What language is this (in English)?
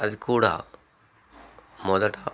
Telugu